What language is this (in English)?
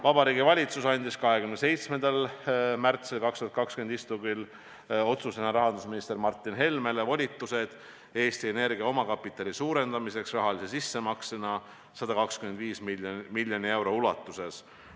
Estonian